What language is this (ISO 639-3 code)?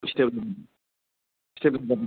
brx